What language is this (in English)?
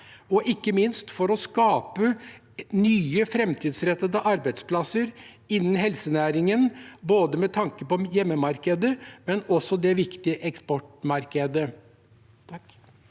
Norwegian